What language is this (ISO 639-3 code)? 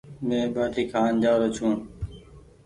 gig